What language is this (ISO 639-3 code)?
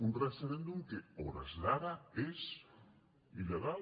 cat